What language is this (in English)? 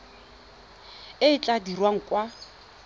Tswana